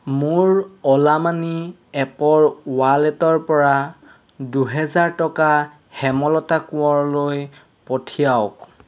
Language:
Assamese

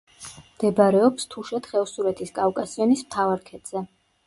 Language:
Georgian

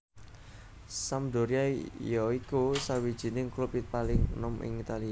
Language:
Javanese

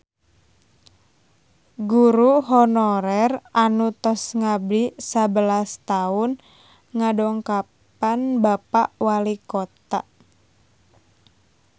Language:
Sundanese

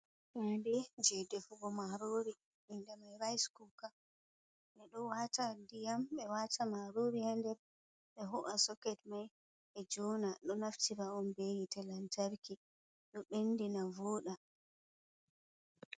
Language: Fula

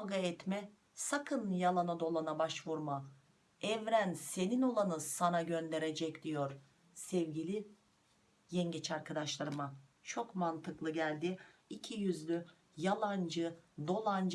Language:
Turkish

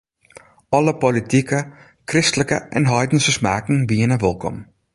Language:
Western Frisian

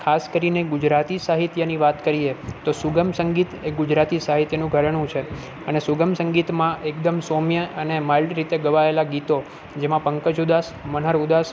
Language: Gujarati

